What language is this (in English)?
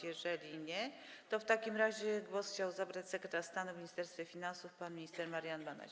Polish